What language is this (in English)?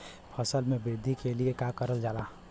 Bhojpuri